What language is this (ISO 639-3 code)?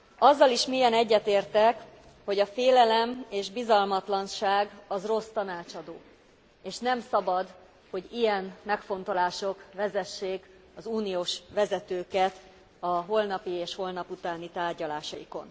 hun